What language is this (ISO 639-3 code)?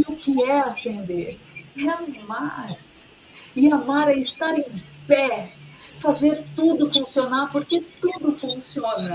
por